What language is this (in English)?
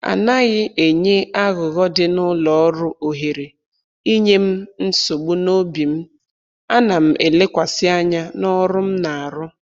Igbo